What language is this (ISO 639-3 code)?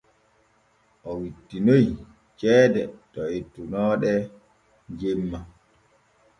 fue